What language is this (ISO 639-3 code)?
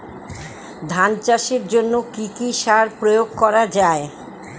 ben